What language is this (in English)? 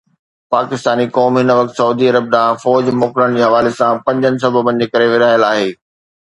Sindhi